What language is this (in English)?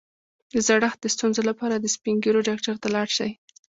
Pashto